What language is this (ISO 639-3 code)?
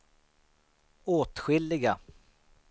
swe